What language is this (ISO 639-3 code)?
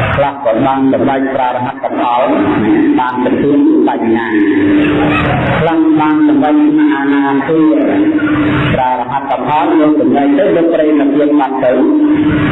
vie